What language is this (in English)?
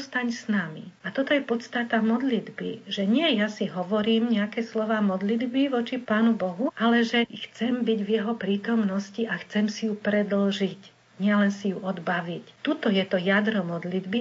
Slovak